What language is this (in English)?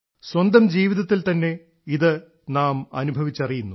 Malayalam